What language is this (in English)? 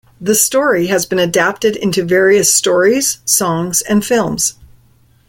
English